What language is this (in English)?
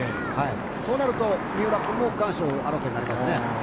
Japanese